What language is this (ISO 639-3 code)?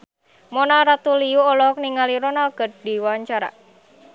sun